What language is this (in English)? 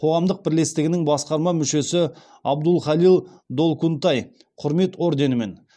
Kazakh